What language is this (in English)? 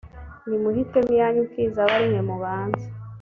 Kinyarwanda